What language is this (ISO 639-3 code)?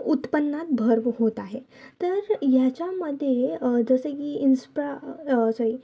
mar